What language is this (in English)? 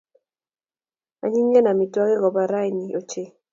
Kalenjin